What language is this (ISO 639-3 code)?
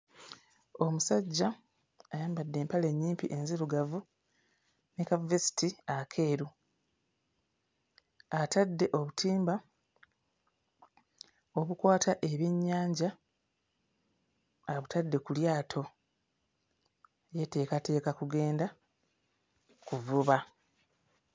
lug